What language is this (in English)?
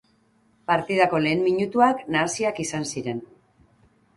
Basque